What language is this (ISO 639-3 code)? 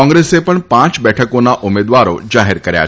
guj